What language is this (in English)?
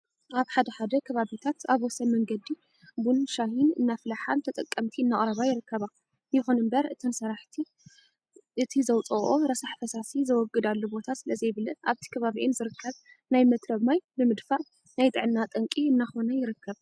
Tigrinya